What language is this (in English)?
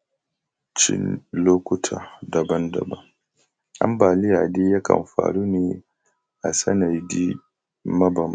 Hausa